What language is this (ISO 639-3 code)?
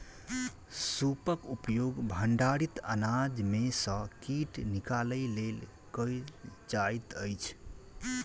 mai